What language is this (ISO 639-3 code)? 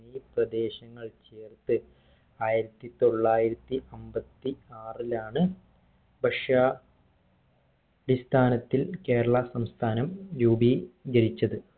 mal